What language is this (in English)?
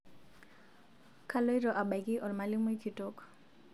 Masai